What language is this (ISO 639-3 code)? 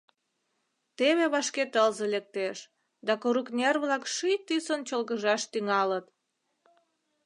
chm